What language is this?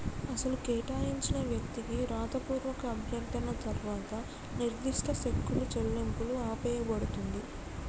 Telugu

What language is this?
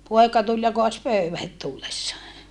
Finnish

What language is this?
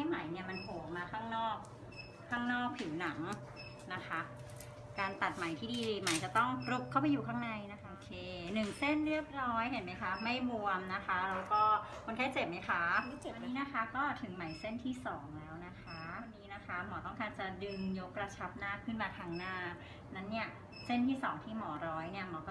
Thai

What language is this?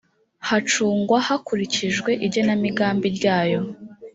Kinyarwanda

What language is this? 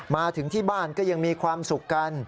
Thai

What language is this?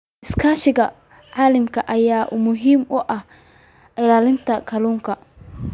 Somali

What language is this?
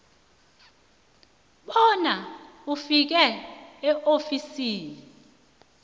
South Ndebele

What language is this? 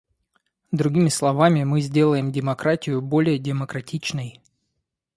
Russian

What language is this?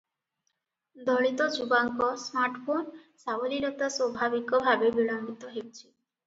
Odia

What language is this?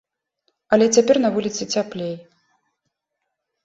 Belarusian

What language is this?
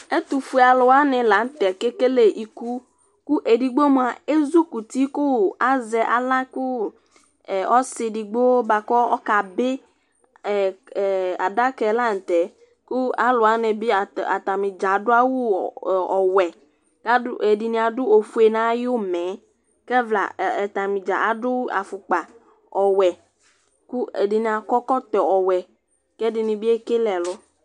Ikposo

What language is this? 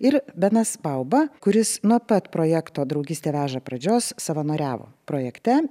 Lithuanian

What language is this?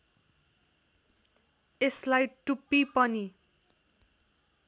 Nepali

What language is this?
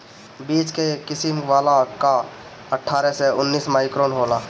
Bhojpuri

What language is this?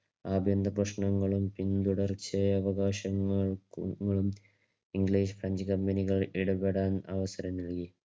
Malayalam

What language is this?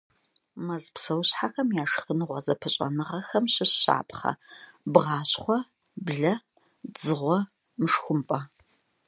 Kabardian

